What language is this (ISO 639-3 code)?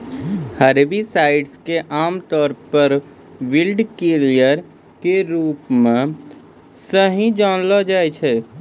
mai